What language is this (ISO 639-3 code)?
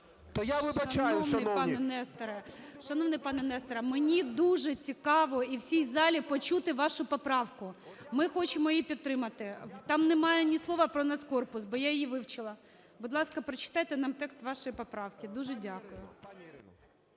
ukr